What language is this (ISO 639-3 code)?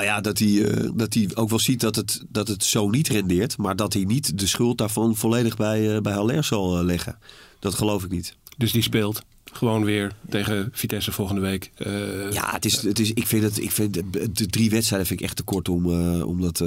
nld